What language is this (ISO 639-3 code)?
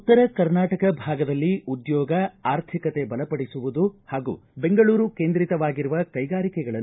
kan